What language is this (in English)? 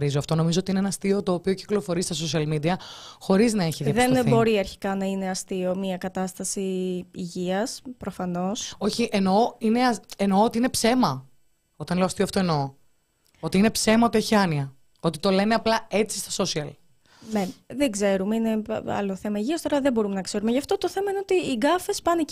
Greek